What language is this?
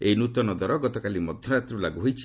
Odia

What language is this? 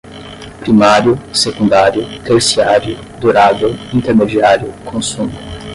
Portuguese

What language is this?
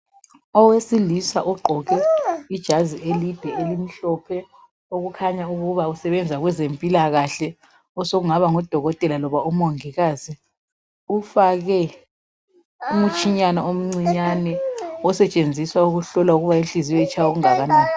North Ndebele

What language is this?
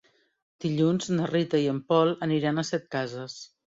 Catalan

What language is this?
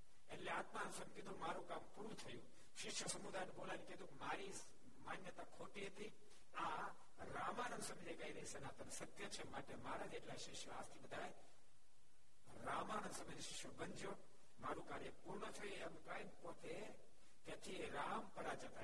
Gujarati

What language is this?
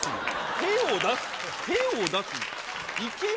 Japanese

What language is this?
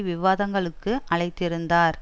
Tamil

